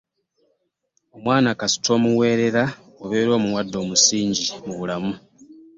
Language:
Ganda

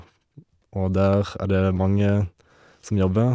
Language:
Norwegian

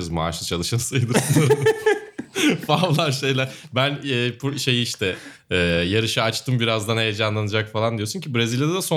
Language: Turkish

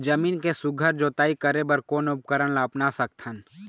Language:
Chhattisgarhi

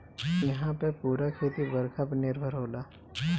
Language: Bhojpuri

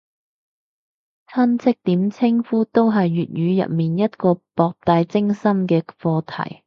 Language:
Cantonese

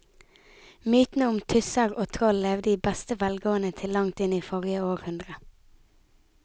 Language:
Norwegian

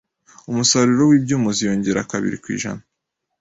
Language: Kinyarwanda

